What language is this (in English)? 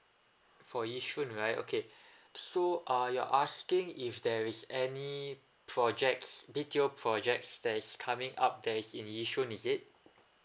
English